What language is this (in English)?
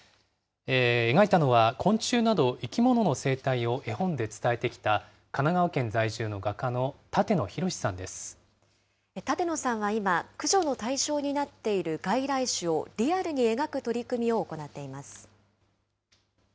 Japanese